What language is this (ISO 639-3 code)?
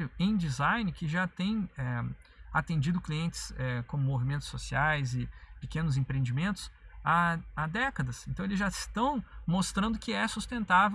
por